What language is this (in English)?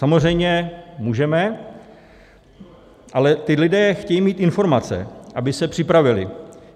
Czech